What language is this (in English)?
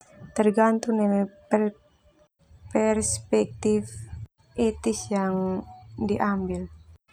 Termanu